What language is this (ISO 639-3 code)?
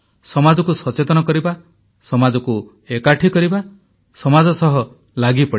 ori